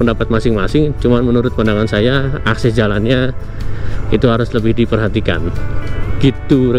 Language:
Indonesian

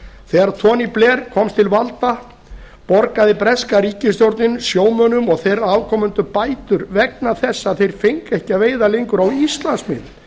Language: Icelandic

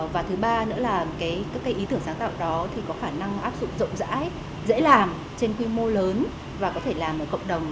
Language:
Vietnamese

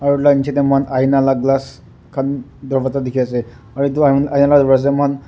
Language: Naga Pidgin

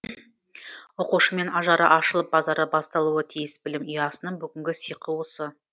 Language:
Kazakh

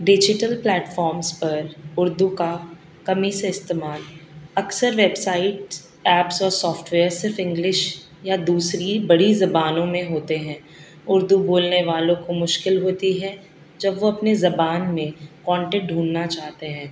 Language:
Urdu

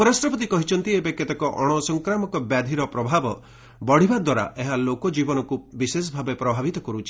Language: Odia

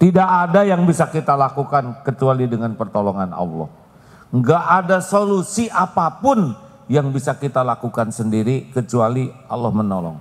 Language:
Indonesian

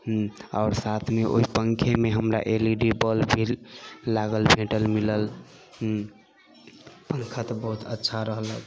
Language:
Maithili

